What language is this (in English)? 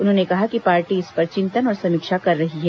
Hindi